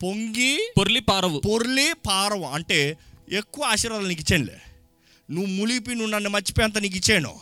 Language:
Telugu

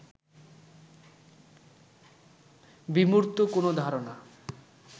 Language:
Bangla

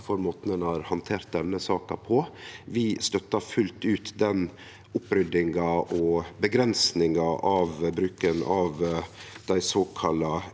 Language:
Norwegian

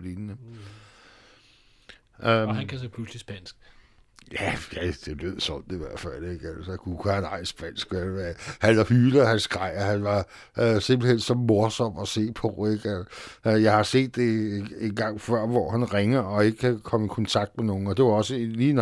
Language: Danish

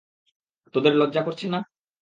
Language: Bangla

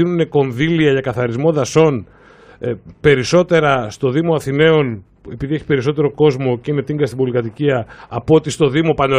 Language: Greek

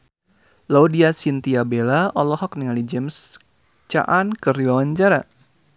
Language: Sundanese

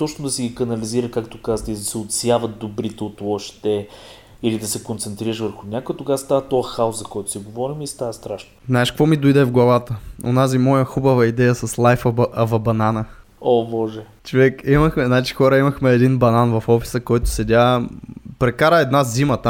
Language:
Bulgarian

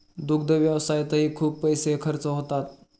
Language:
Marathi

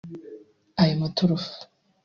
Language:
Kinyarwanda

